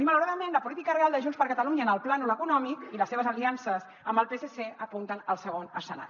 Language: Catalan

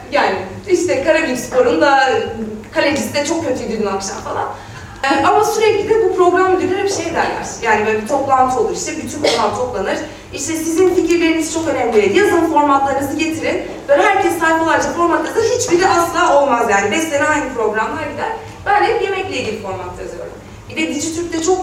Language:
Turkish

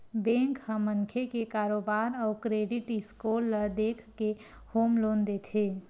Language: Chhattisgarhi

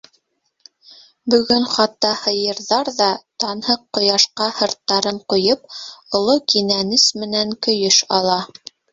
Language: Bashkir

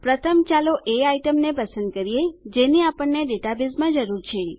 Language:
Gujarati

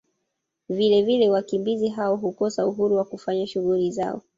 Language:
Swahili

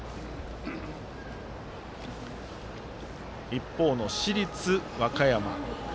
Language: Japanese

